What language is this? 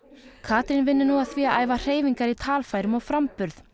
Icelandic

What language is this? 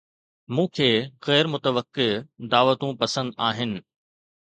Sindhi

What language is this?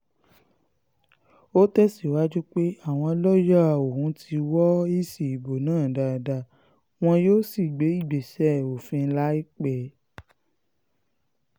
Yoruba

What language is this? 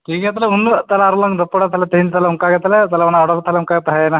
Santali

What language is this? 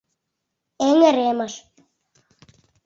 Mari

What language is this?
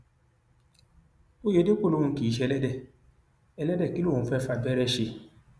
Yoruba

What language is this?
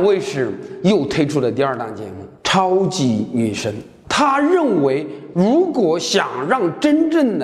Chinese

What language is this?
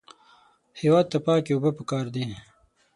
Pashto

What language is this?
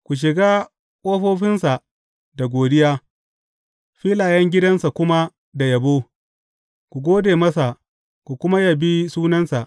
Hausa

